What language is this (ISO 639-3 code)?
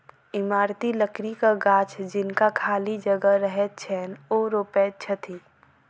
mai